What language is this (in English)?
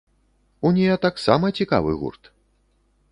Belarusian